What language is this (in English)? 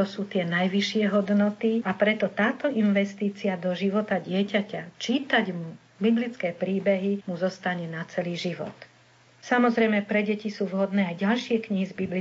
Slovak